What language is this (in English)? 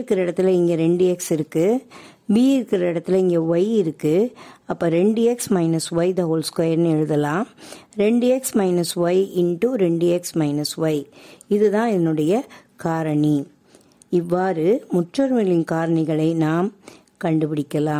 Tamil